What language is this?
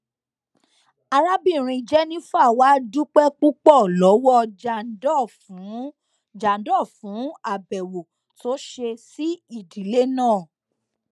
Yoruba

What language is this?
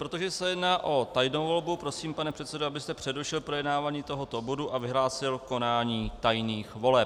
Czech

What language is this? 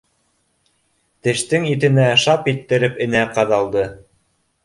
Bashkir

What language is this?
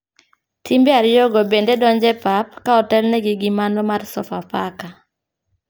Luo (Kenya and Tanzania)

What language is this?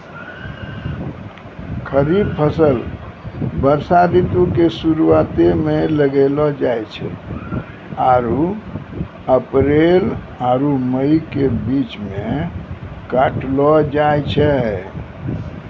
Maithili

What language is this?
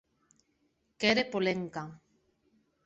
Occitan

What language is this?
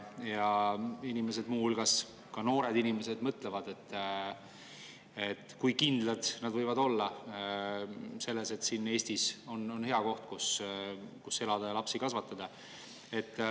Estonian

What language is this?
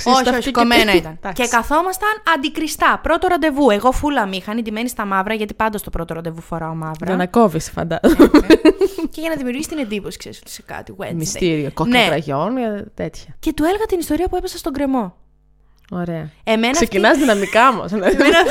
Greek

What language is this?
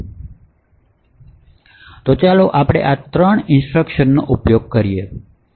Gujarati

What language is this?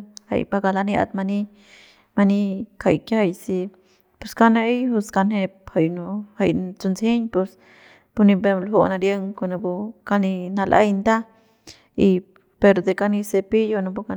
Central Pame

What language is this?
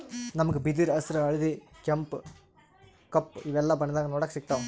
Kannada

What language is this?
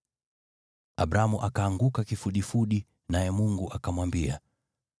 Swahili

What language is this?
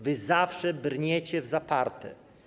Polish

